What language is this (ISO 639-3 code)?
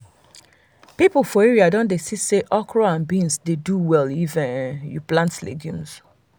pcm